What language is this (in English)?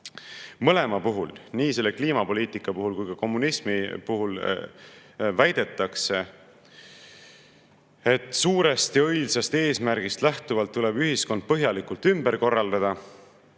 Estonian